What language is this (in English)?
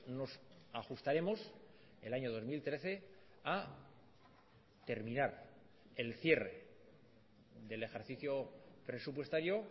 Spanish